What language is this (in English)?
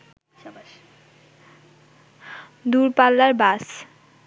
Bangla